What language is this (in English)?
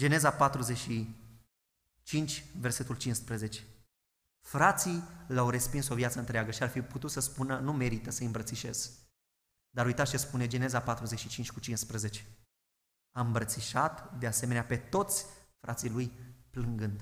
Romanian